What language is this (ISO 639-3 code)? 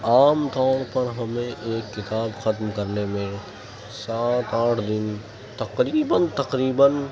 urd